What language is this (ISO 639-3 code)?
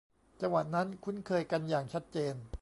tha